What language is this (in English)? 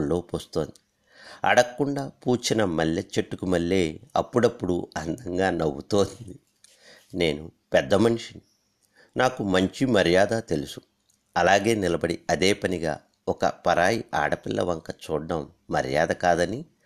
Telugu